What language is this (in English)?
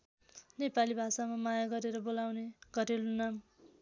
Nepali